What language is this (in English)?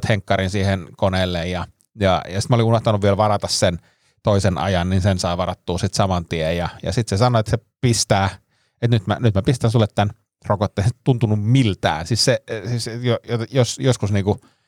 Finnish